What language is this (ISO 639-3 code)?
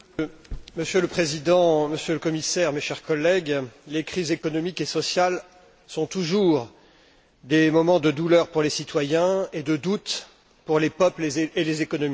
fra